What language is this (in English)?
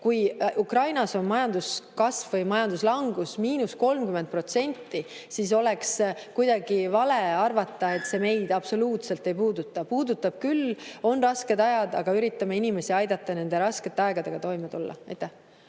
Estonian